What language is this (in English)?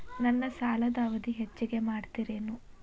Kannada